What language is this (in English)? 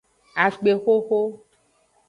Aja (Benin)